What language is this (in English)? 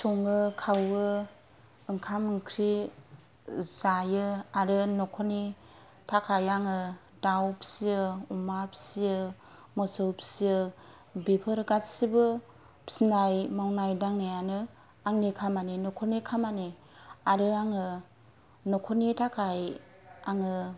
Bodo